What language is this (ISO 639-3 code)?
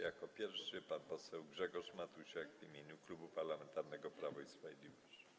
pol